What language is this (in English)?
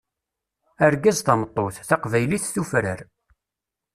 Kabyle